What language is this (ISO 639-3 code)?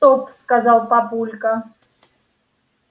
rus